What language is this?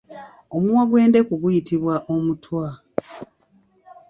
Ganda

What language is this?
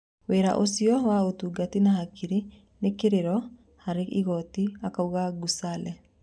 Kikuyu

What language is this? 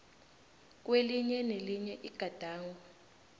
South Ndebele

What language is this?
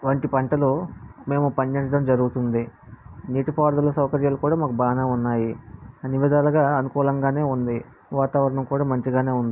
Telugu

